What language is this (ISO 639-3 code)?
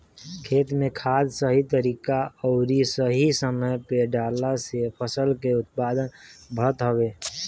bho